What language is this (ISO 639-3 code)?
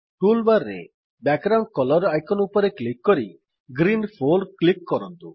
ori